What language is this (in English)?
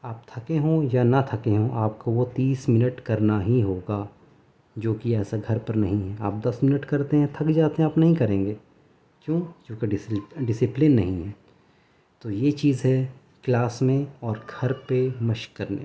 Urdu